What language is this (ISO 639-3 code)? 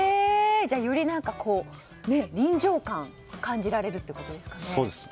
jpn